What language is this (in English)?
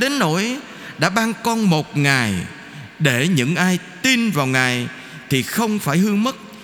Vietnamese